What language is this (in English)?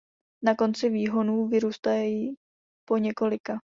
Czech